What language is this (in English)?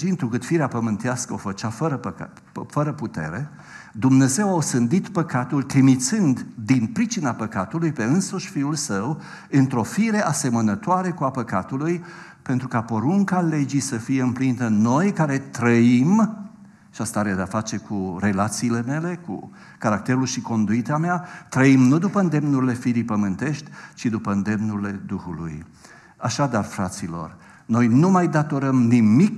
Romanian